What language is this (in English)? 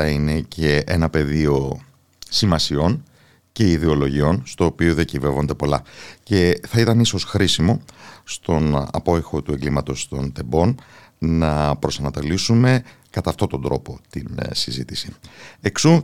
Greek